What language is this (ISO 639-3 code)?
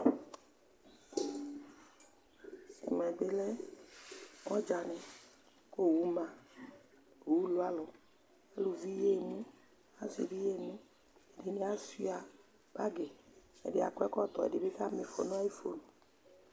kpo